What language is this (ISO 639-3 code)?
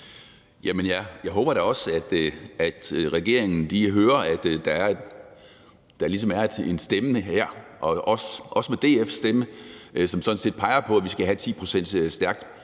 dan